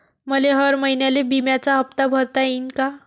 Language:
Marathi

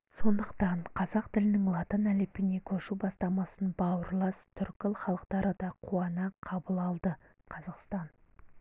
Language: Kazakh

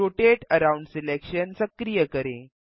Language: Hindi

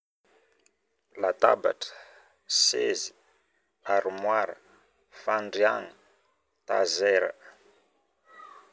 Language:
Northern Betsimisaraka Malagasy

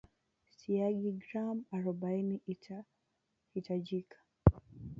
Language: Swahili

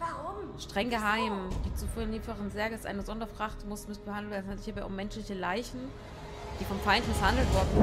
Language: German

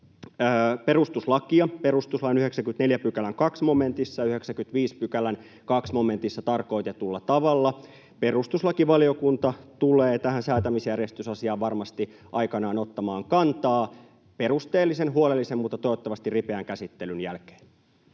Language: Finnish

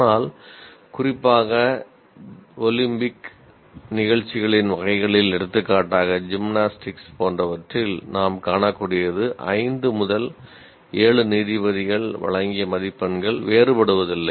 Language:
Tamil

